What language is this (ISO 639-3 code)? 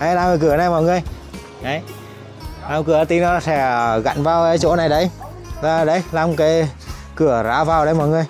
vie